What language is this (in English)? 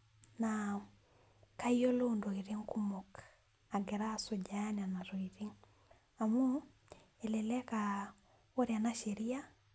Masai